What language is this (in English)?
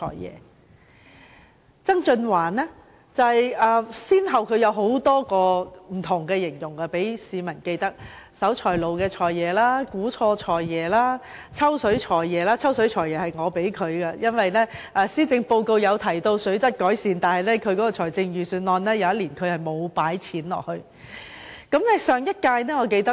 Cantonese